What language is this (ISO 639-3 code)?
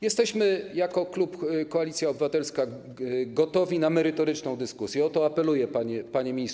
pol